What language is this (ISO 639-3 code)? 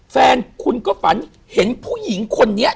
tha